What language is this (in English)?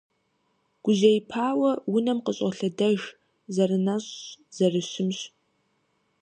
Kabardian